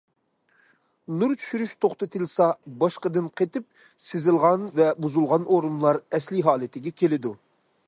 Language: Uyghur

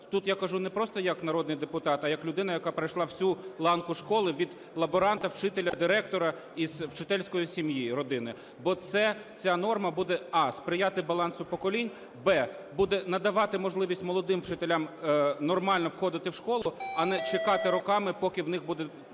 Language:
Ukrainian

